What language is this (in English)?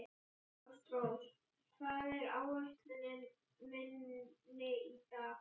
Icelandic